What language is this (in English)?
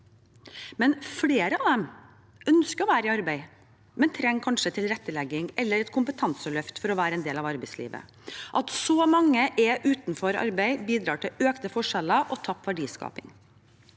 Norwegian